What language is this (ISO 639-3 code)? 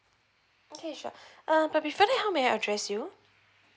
eng